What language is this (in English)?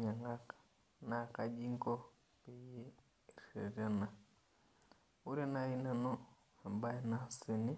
Masai